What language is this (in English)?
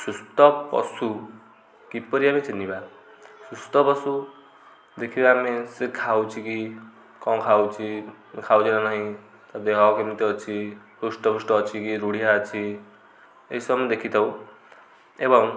Odia